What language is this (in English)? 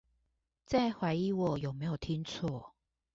Chinese